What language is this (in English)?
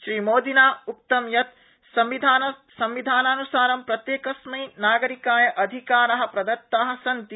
Sanskrit